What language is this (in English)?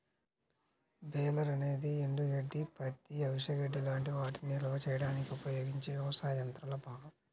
Telugu